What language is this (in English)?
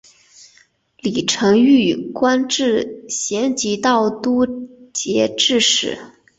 Chinese